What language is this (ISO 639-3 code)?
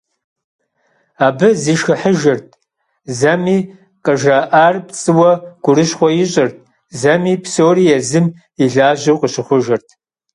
kbd